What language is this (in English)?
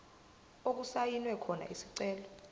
Zulu